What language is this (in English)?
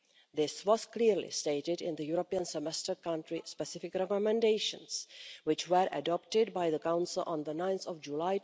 English